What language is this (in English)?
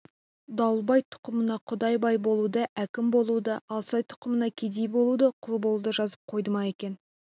Kazakh